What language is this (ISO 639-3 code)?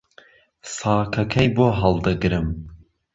ckb